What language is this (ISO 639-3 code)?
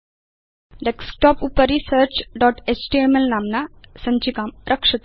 san